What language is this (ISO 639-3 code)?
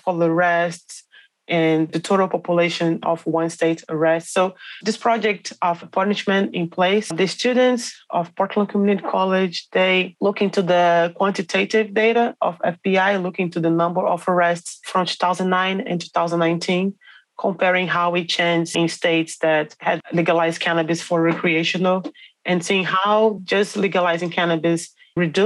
eng